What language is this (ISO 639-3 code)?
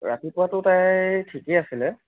asm